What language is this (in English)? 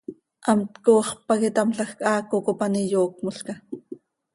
Seri